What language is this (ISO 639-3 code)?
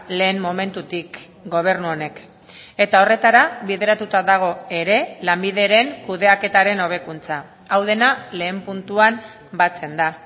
eus